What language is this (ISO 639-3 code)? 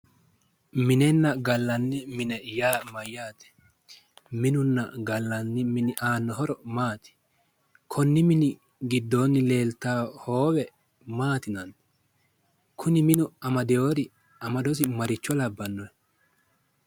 sid